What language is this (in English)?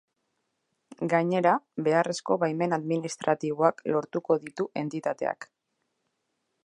Basque